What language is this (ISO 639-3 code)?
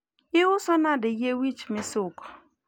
luo